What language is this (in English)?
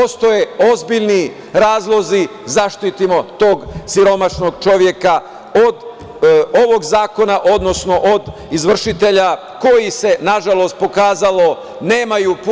Serbian